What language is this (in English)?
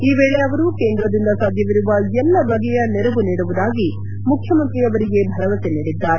Kannada